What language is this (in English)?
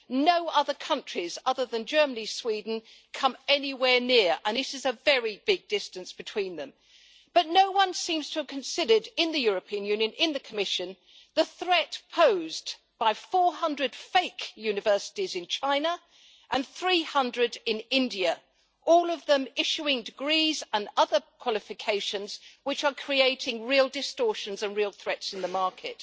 English